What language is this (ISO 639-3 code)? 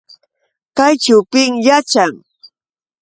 qux